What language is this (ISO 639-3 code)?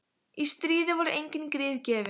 isl